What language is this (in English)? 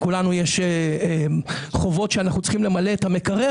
Hebrew